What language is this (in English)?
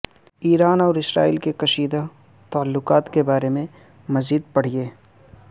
Urdu